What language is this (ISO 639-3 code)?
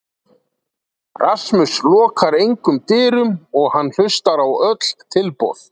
isl